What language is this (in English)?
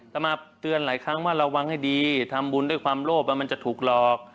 Thai